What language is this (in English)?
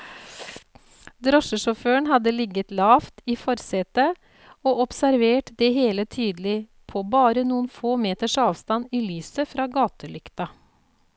Norwegian